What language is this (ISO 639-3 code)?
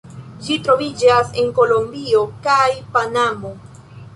epo